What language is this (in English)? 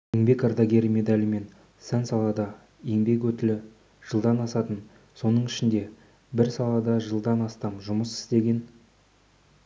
Kazakh